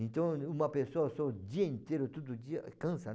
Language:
Portuguese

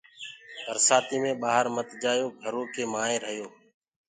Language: Gurgula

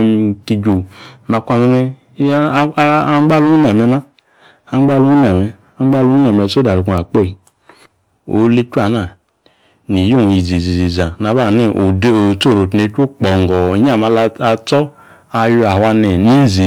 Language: Yace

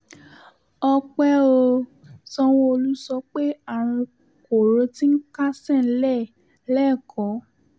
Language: Yoruba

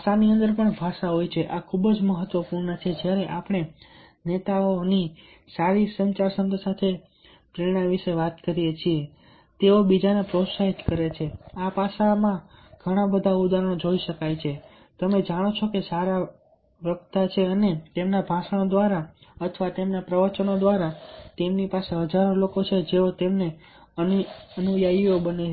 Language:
Gujarati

